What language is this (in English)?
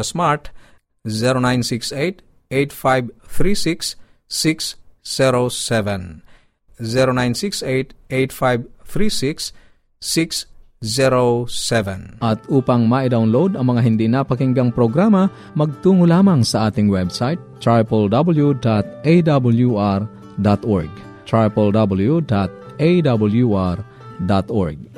Filipino